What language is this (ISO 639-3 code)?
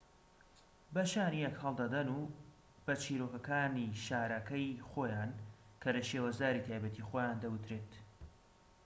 ckb